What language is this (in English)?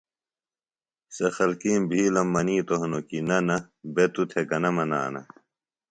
Phalura